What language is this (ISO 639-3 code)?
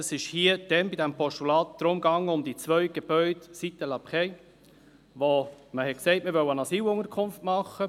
gsw